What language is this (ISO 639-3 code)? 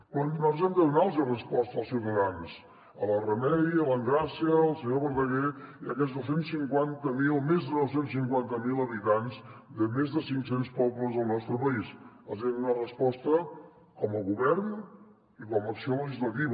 cat